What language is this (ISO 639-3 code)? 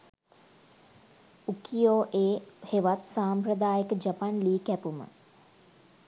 sin